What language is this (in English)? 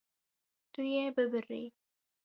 Kurdish